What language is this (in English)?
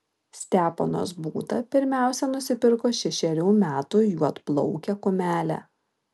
Lithuanian